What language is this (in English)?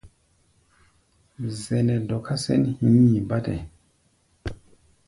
Gbaya